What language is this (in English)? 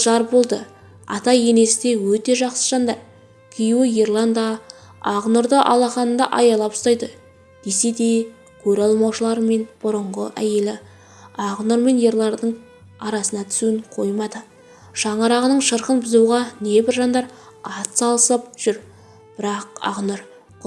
Turkish